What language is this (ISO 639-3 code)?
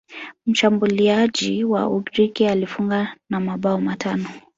swa